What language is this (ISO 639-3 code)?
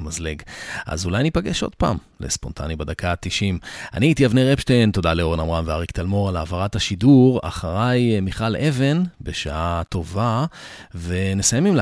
heb